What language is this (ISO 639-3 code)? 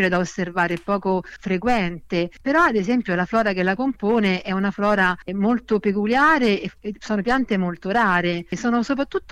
ita